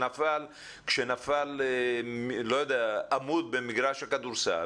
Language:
Hebrew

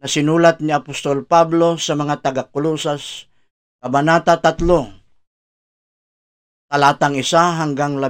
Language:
Filipino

